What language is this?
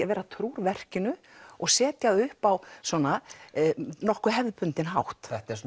Icelandic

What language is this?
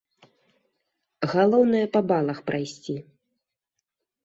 Belarusian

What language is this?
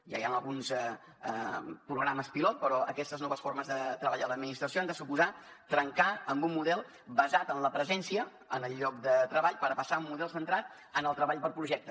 Catalan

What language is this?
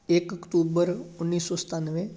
Punjabi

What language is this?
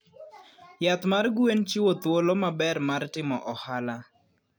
Luo (Kenya and Tanzania)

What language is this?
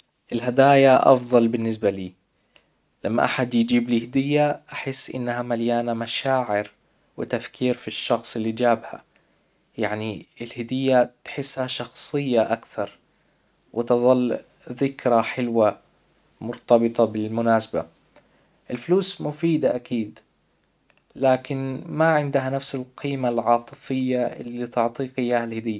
Hijazi Arabic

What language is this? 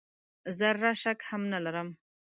Pashto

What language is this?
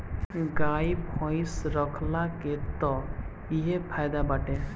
Bhojpuri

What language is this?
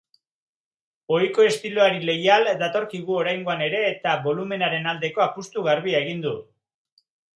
Basque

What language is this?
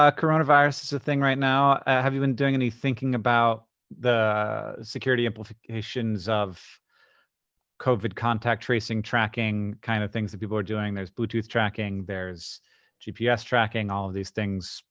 English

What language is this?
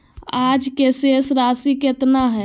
Magahi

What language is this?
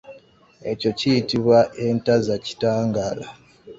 Ganda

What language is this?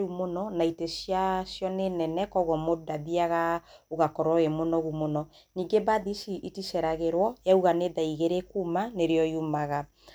Kikuyu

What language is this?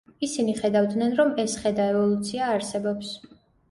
Georgian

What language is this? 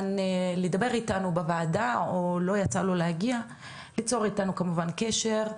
Hebrew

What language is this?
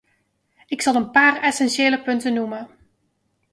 Dutch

